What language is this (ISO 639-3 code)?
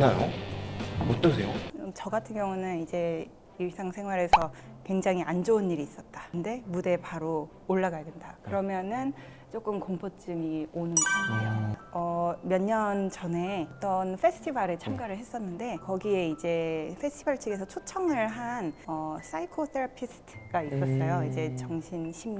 kor